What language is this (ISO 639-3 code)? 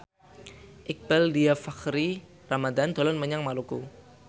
jav